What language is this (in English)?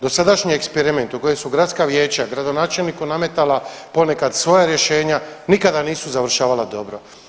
Croatian